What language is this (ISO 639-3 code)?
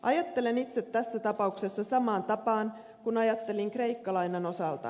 fin